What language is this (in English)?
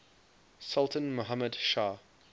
English